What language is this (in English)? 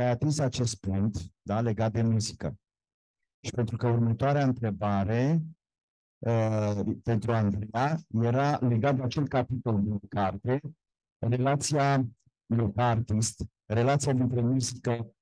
Romanian